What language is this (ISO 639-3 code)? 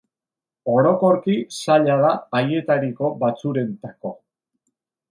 eus